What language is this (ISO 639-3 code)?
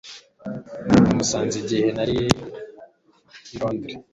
kin